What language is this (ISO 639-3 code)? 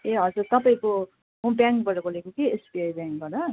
nep